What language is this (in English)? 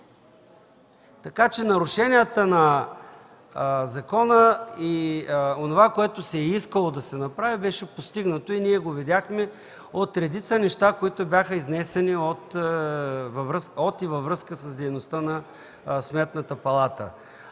Bulgarian